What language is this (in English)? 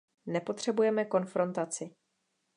Czech